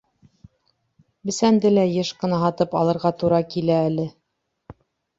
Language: Bashkir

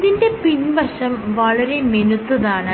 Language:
Malayalam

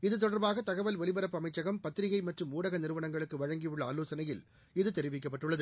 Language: Tamil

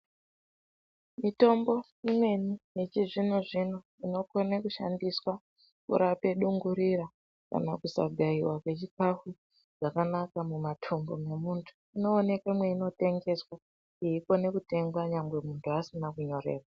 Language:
Ndau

